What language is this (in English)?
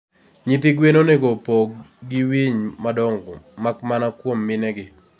Luo (Kenya and Tanzania)